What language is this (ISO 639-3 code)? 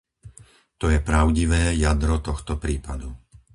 slk